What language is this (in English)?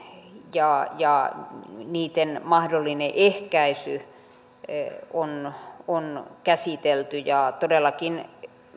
Finnish